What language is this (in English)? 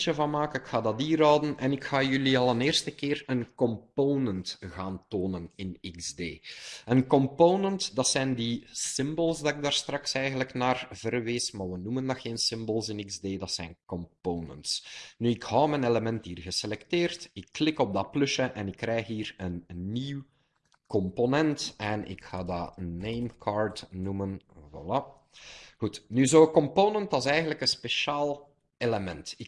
Dutch